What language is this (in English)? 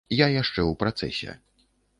Belarusian